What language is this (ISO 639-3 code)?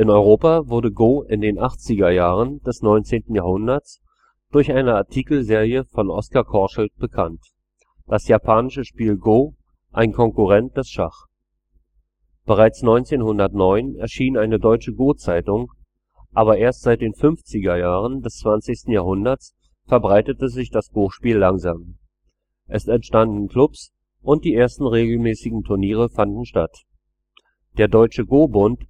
deu